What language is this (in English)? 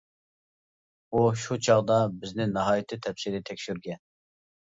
Uyghur